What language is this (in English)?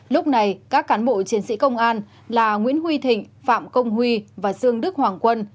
Vietnamese